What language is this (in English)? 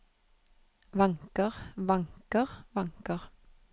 Norwegian